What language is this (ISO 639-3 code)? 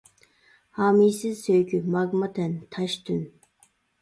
uig